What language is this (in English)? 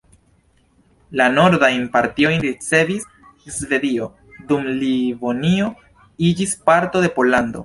Esperanto